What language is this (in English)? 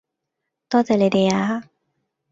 Cantonese